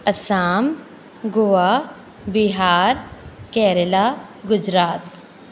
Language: Sindhi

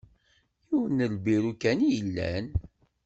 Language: Kabyle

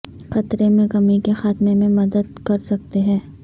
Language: Urdu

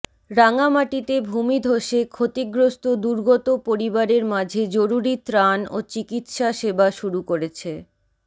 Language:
Bangla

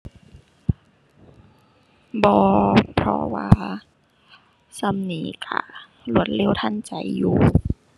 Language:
Thai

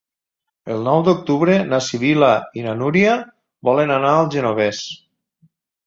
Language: Catalan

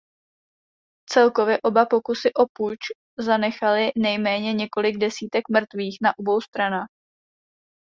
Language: Czech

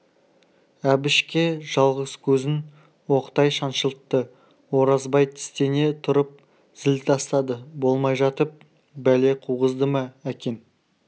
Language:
Kazakh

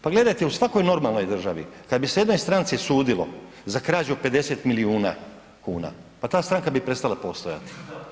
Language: Croatian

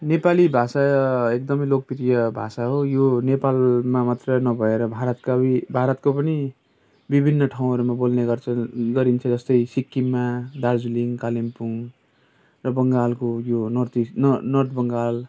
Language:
Nepali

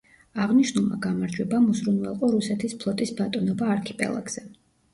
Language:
Georgian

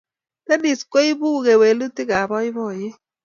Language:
Kalenjin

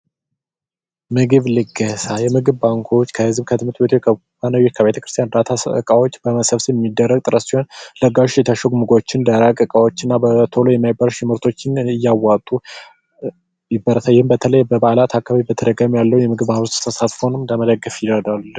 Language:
Amharic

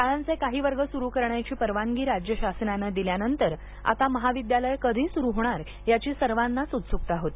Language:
Marathi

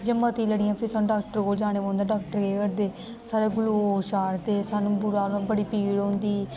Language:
Dogri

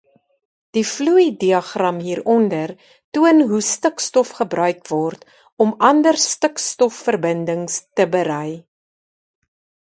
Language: Afrikaans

